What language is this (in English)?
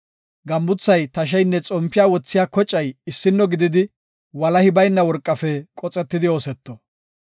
Gofa